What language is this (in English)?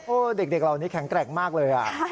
Thai